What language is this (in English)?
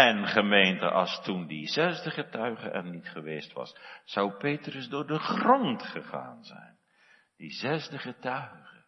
Dutch